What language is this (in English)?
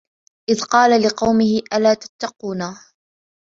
Arabic